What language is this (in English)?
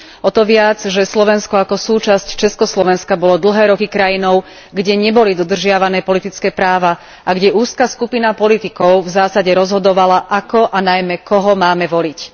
Slovak